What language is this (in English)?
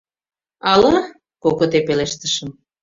Mari